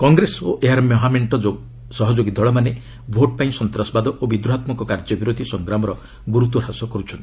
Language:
Odia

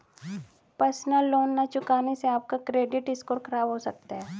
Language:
Hindi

